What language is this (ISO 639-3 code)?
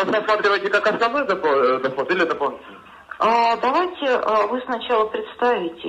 rus